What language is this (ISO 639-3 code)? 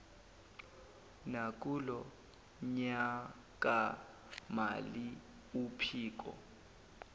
zul